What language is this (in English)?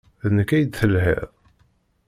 Kabyle